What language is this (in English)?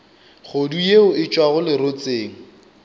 Northern Sotho